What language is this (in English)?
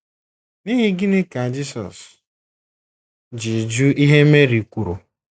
Igbo